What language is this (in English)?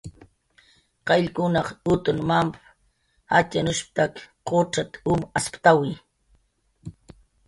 Jaqaru